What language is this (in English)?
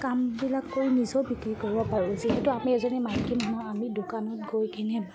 Assamese